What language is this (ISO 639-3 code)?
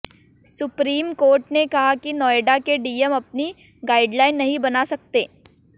hin